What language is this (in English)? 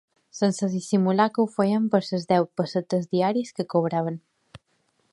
Catalan